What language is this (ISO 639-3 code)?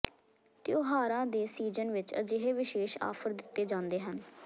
pan